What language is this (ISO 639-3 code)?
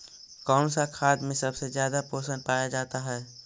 mag